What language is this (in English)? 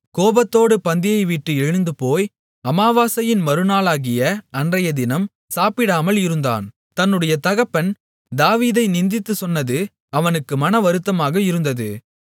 Tamil